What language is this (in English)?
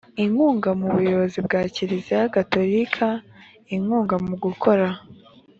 Kinyarwanda